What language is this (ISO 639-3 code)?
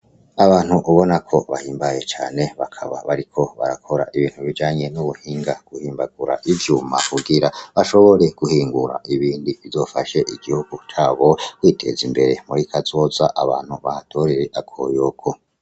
run